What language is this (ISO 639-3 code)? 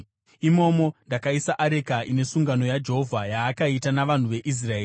sna